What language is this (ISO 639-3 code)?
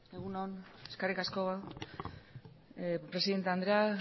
eus